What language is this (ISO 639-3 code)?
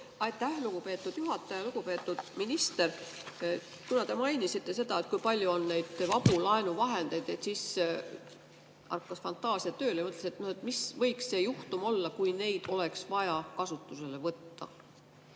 est